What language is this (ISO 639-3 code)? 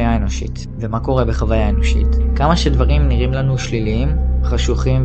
heb